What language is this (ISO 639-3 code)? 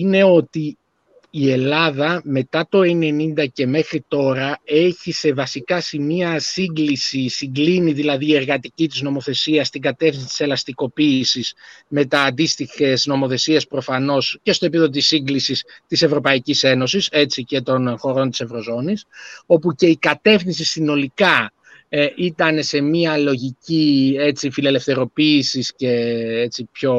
ell